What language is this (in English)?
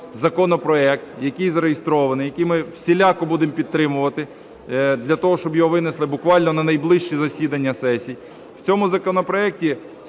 Ukrainian